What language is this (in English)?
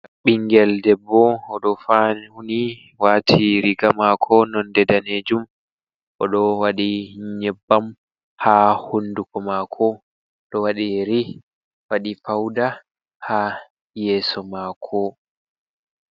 Fula